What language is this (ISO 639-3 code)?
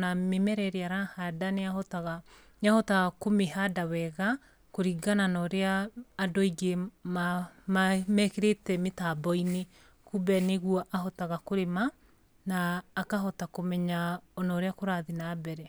kik